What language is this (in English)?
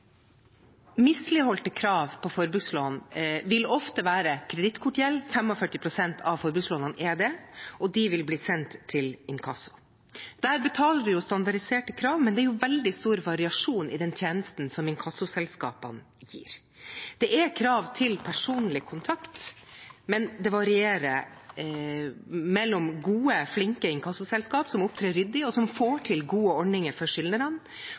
Norwegian Bokmål